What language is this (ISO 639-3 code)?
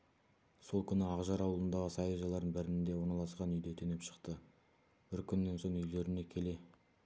kaz